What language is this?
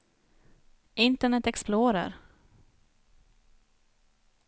Swedish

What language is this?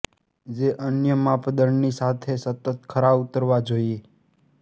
Gujarati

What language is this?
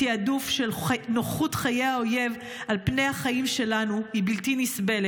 Hebrew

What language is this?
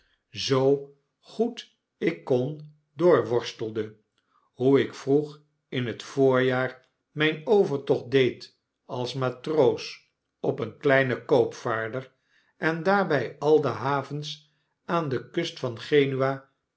Dutch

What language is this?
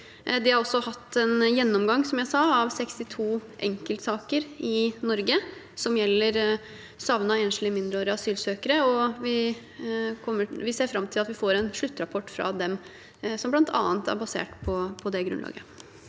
Norwegian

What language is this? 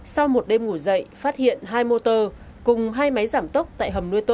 Vietnamese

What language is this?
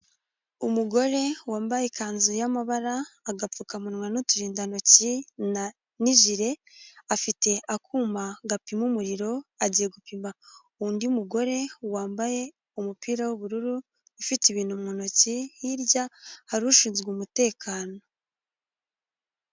Kinyarwanda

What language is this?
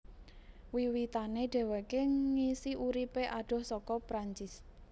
Javanese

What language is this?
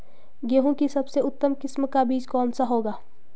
Hindi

